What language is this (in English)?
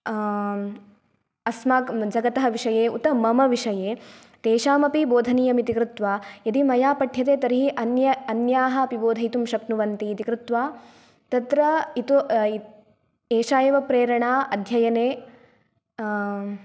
Sanskrit